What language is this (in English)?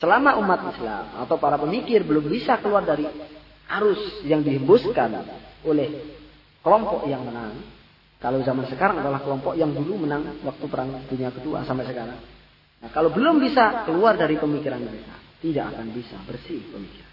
Indonesian